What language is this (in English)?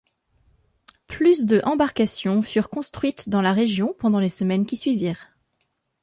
French